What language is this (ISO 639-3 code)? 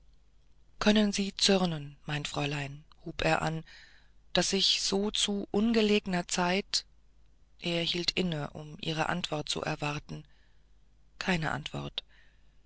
deu